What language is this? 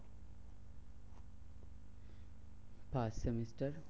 Bangla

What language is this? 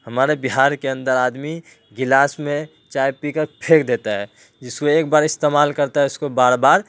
Urdu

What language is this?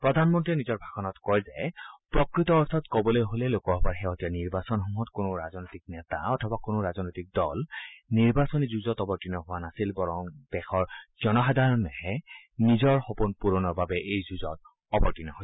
Assamese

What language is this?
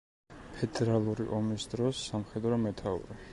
Georgian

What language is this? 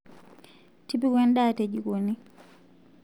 Masai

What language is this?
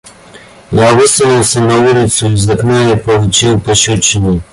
Russian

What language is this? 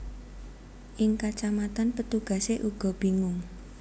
Javanese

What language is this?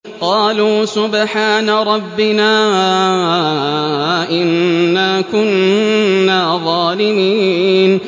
Arabic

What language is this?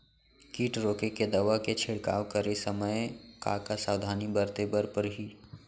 Chhattisgarhi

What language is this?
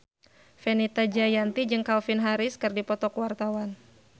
Sundanese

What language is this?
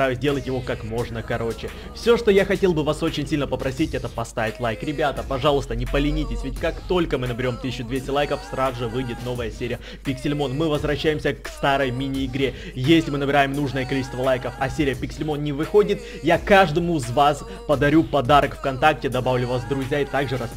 Russian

